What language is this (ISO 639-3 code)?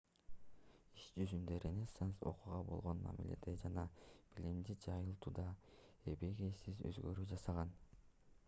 kir